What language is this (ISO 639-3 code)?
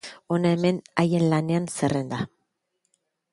eus